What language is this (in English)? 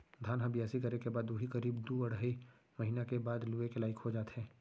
Chhattisgarhi